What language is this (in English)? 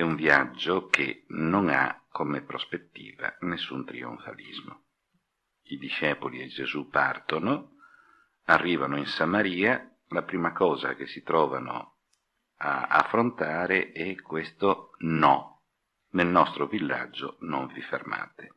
Italian